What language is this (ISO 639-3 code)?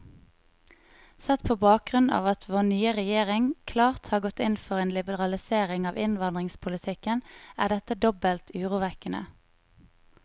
nor